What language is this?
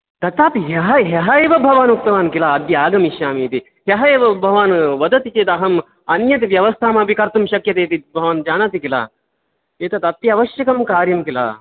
Sanskrit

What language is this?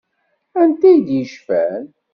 Kabyle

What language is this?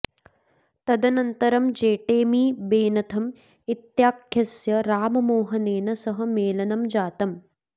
Sanskrit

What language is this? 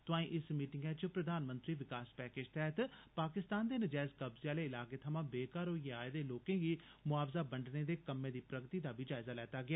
Dogri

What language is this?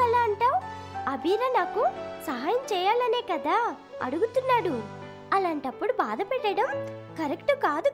Telugu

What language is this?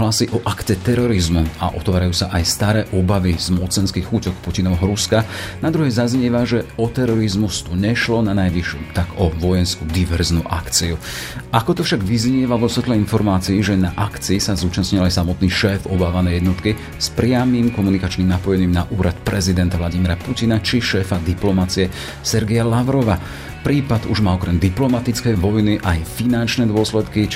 Slovak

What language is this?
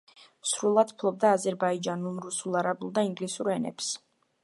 Georgian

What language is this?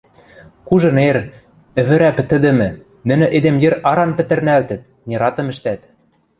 Western Mari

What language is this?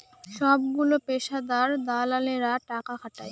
Bangla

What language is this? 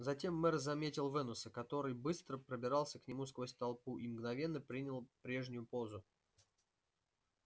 Russian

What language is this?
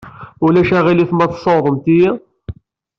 Kabyle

